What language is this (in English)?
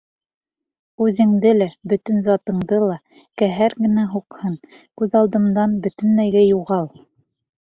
Bashkir